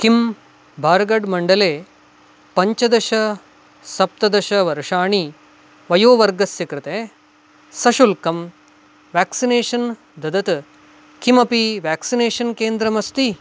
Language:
Sanskrit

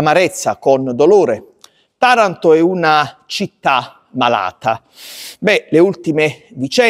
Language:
Italian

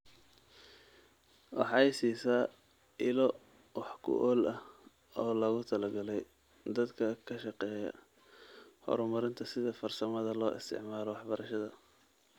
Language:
Somali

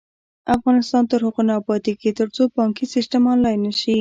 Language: Pashto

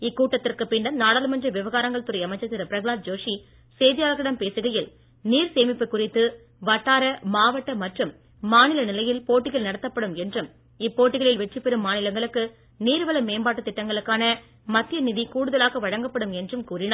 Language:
Tamil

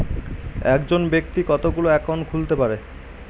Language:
Bangla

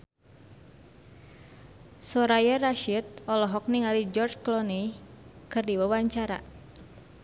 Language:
Sundanese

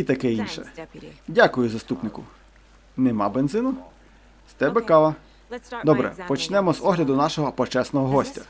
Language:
Ukrainian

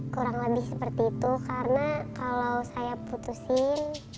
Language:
Indonesian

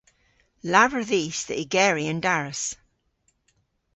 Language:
Cornish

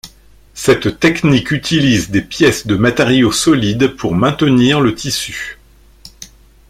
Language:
French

